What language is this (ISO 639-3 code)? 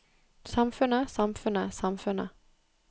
nor